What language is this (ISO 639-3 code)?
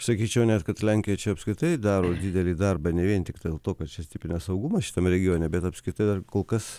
lit